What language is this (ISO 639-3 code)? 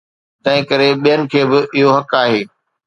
snd